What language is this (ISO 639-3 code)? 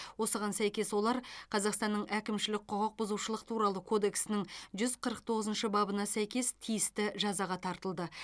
kaz